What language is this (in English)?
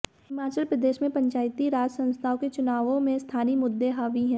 Hindi